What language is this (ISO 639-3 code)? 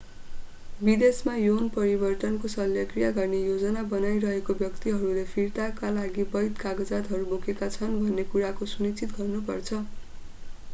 nep